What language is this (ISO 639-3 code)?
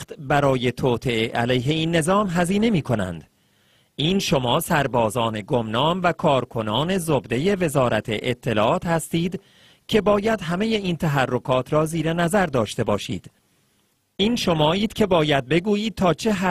fas